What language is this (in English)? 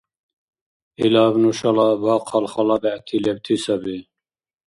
Dargwa